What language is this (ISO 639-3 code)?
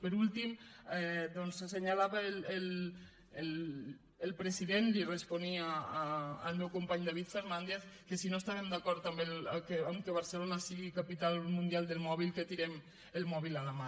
cat